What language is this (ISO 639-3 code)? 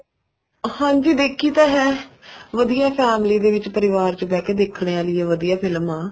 pan